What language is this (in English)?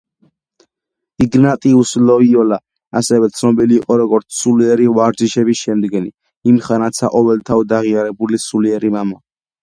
Georgian